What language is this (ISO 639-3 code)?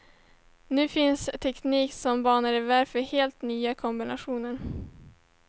swe